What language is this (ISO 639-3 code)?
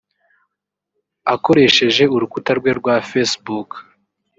kin